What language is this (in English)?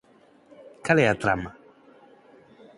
Galician